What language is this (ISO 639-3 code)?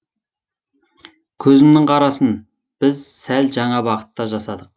kaz